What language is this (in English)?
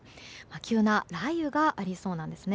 Japanese